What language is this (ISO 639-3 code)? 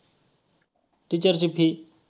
mar